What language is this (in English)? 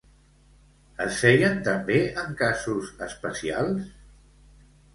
Catalan